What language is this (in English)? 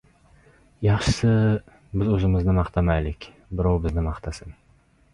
Uzbek